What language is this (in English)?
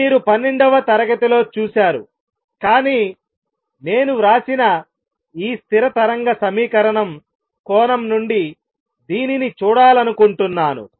Telugu